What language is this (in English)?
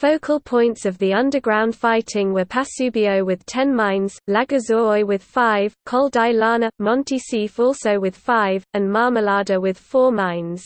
English